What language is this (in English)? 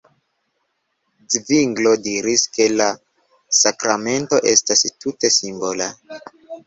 Esperanto